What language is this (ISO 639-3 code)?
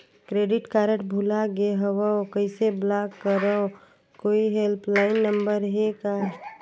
hne